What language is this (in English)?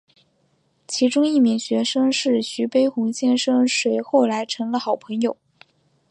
Chinese